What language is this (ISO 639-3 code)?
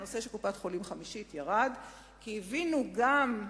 heb